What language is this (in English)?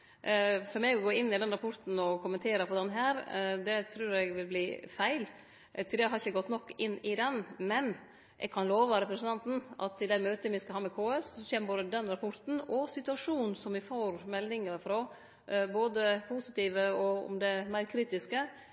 Norwegian Nynorsk